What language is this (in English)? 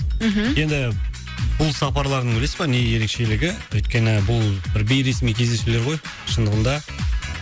Kazakh